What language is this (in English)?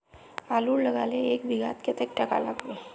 Magahi